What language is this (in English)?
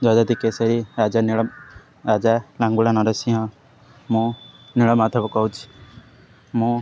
Odia